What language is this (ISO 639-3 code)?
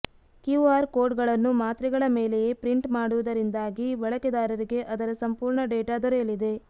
kan